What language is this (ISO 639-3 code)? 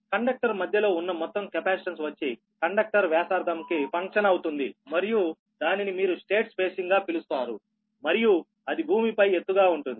tel